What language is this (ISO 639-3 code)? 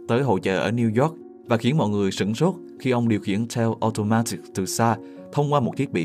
vie